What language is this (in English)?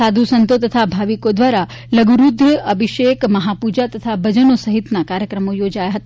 Gujarati